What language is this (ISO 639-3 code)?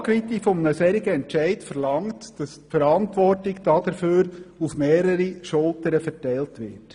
gsw